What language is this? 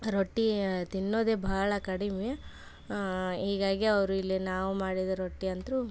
Kannada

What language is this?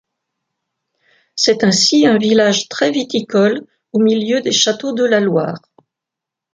French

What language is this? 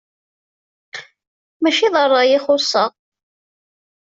Kabyle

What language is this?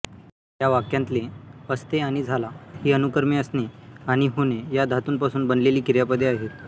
Marathi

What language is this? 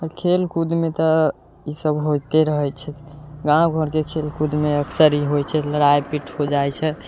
Maithili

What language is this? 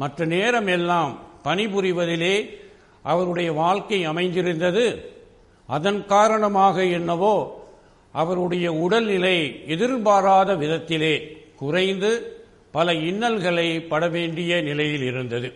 Tamil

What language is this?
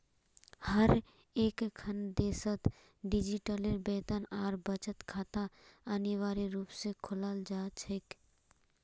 Magahi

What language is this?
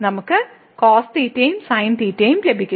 Malayalam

